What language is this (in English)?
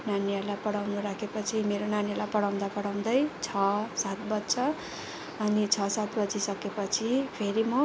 Nepali